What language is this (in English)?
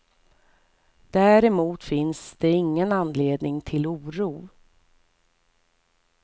Swedish